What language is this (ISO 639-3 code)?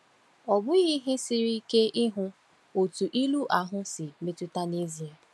ibo